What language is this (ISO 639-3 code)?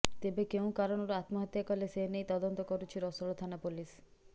ori